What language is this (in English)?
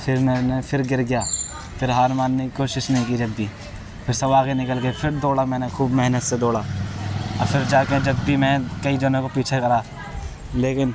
Urdu